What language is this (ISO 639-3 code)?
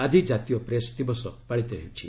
ori